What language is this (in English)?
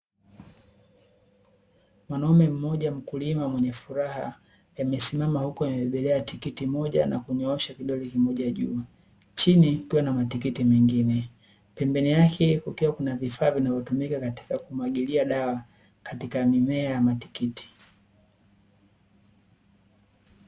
Swahili